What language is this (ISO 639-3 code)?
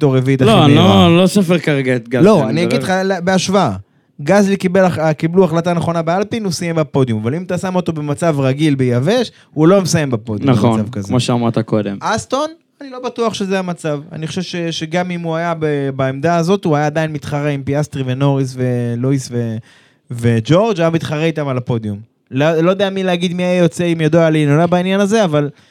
heb